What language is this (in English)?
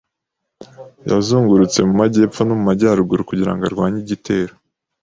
Kinyarwanda